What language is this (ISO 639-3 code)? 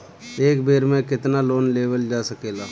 bho